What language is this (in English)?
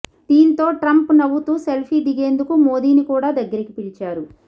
Telugu